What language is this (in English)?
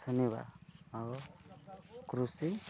Odia